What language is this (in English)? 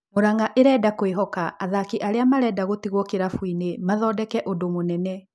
Kikuyu